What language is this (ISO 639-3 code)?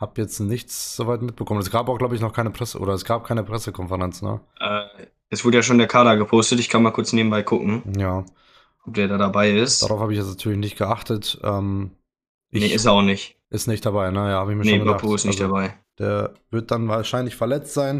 deu